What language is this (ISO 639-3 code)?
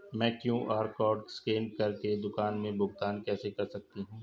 hin